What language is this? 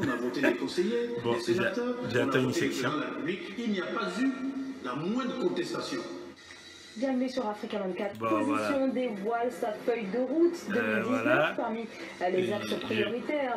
French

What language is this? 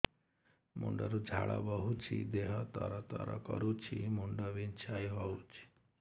Odia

